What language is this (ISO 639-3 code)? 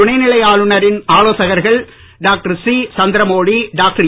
tam